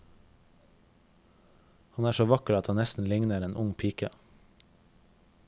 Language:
Norwegian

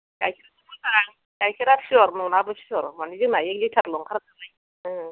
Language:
Bodo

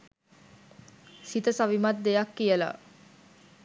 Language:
Sinhala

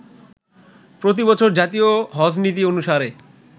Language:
Bangla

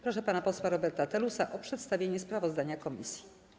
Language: Polish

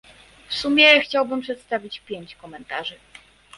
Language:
Polish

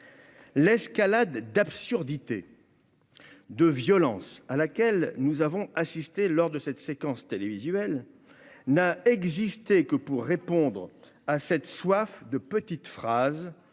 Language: French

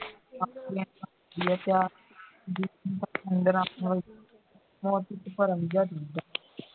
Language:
Punjabi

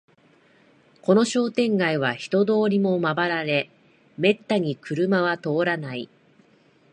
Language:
Japanese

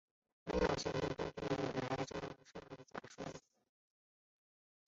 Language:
Chinese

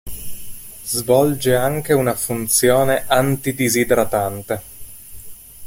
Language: Italian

